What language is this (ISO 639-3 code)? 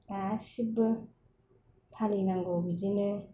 brx